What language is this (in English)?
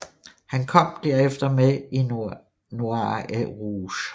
Danish